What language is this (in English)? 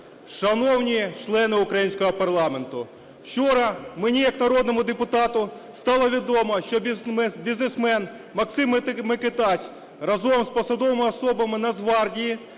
Ukrainian